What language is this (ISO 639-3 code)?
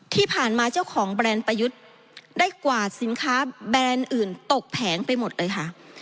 tha